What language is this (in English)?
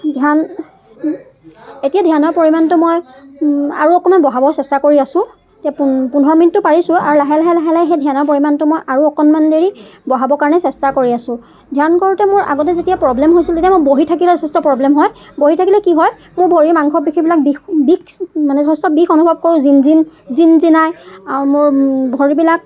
Assamese